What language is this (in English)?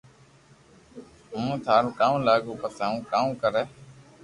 Loarki